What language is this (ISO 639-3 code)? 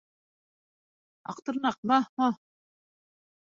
bak